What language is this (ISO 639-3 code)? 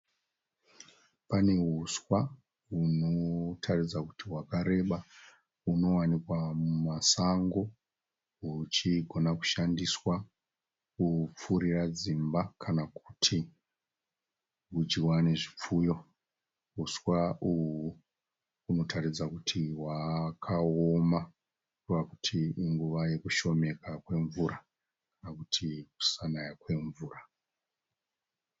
sna